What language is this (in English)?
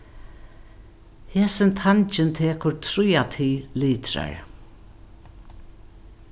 Faroese